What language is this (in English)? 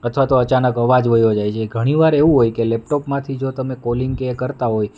Gujarati